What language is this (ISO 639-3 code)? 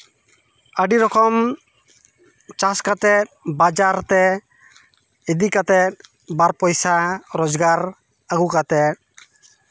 sat